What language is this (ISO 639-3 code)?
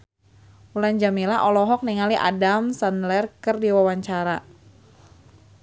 sun